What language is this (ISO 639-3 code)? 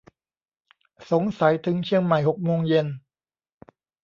tha